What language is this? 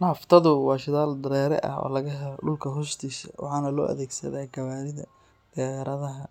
Somali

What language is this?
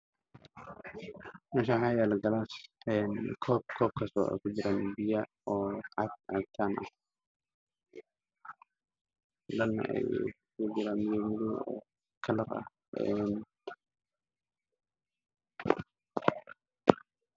Somali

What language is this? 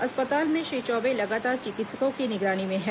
Hindi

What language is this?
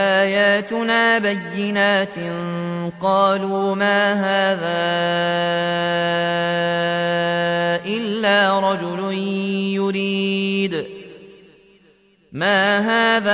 Arabic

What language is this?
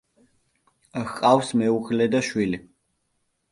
Georgian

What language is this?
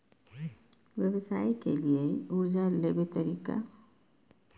Maithili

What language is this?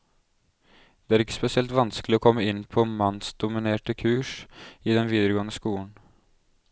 Norwegian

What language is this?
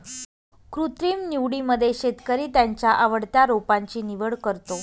Marathi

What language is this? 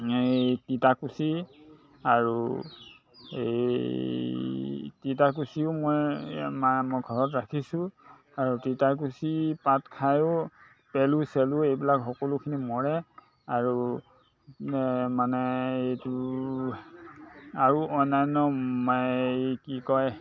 Assamese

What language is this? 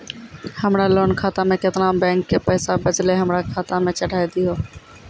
Maithili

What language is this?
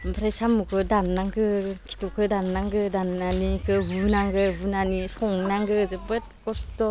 Bodo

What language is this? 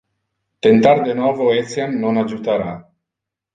Interlingua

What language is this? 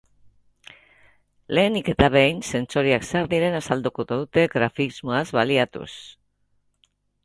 Basque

